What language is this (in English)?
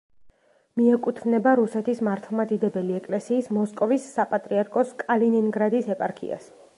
Georgian